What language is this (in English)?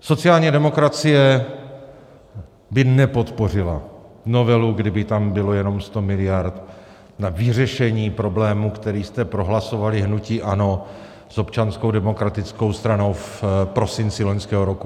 Czech